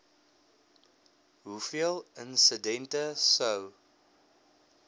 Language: Afrikaans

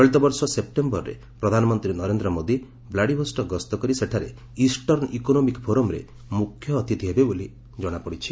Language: Odia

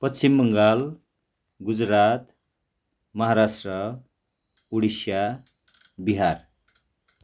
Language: Nepali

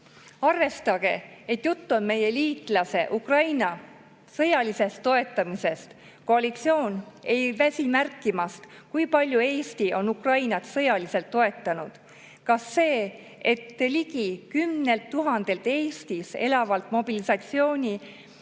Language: Estonian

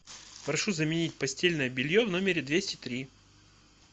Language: Russian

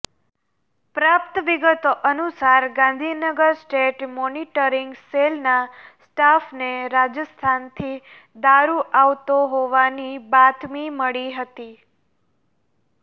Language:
Gujarati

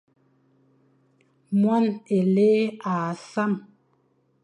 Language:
Fang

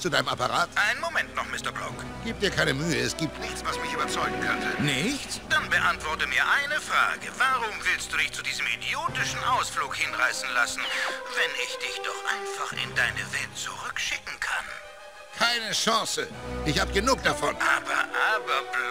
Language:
German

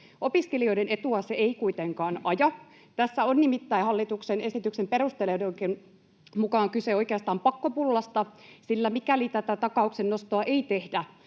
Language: Finnish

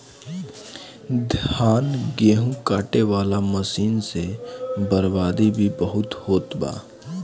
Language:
Bhojpuri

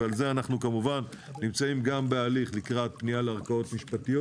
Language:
Hebrew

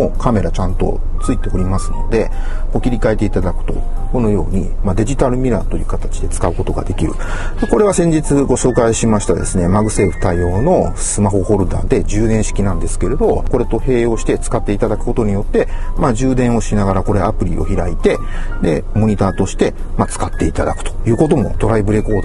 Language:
Japanese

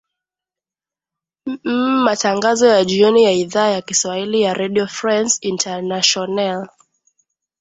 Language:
Swahili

